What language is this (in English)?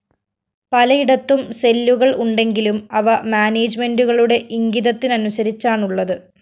Malayalam